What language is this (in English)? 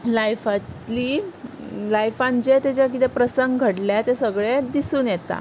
Konkani